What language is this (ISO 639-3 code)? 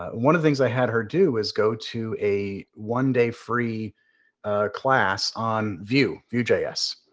eng